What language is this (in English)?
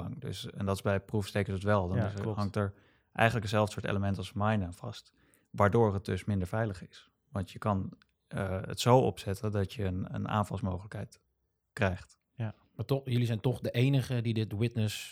Dutch